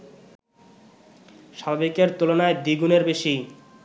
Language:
Bangla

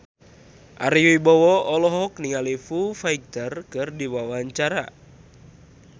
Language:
Sundanese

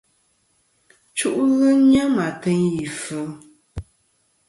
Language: Kom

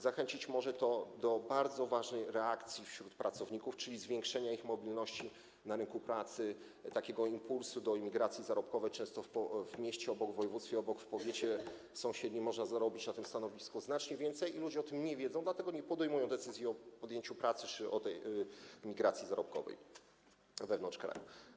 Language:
Polish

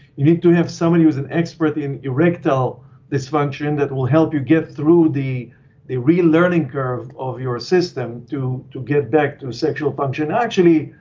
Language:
English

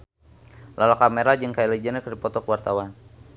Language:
Sundanese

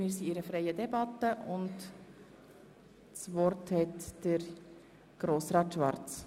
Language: Swiss German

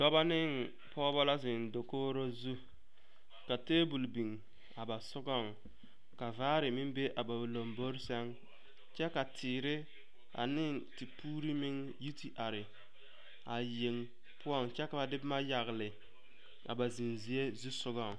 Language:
Southern Dagaare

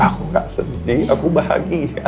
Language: Indonesian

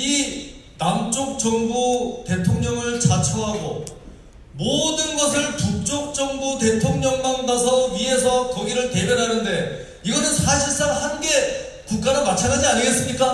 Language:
Korean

